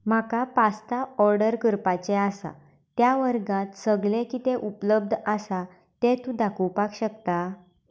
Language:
Konkani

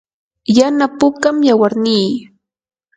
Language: Yanahuanca Pasco Quechua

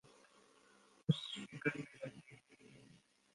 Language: Urdu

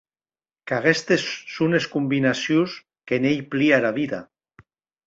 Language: Occitan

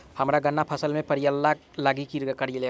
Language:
Maithili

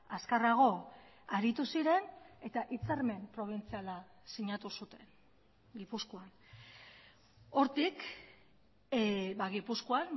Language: Basque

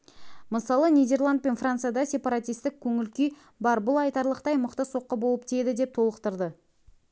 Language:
Kazakh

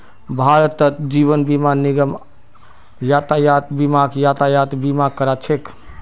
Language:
Magahi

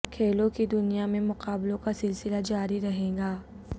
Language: Urdu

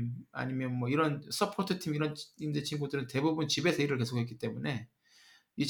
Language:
Korean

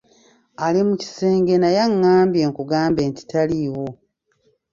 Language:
Ganda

